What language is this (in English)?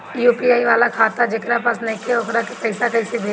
Bhojpuri